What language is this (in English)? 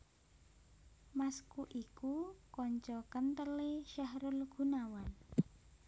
Javanese